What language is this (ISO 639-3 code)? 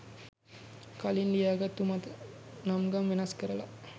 sin